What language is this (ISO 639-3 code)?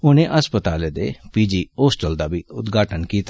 doi